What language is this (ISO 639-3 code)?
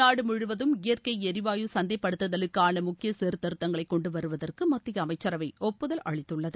tam